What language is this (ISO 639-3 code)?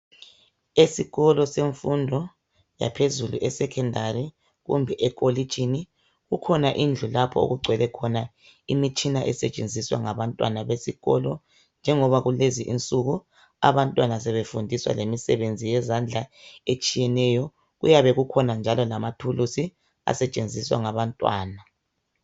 nde